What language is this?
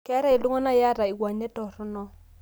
Masai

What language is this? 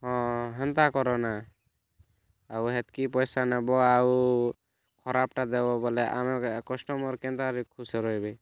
Odia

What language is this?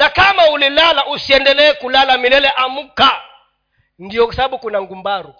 Swahili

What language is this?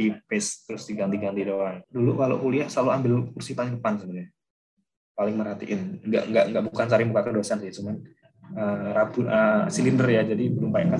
Indonesian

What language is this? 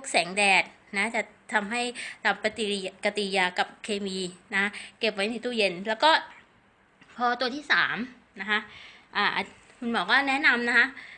Thai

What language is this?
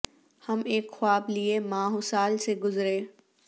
Urdu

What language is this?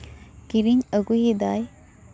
Santali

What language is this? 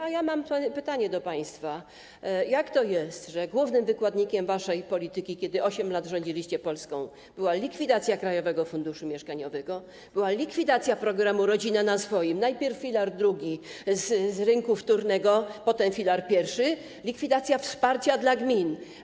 Polish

